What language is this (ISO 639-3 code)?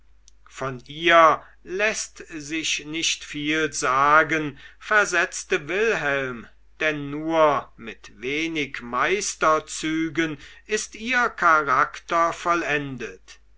deu